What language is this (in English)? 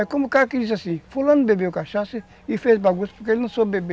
Portuguese